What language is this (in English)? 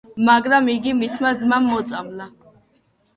Georgian